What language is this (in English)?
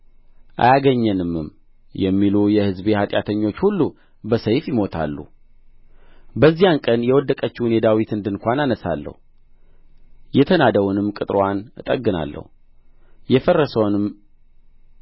Amharic